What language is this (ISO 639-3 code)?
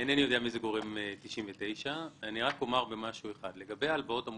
heb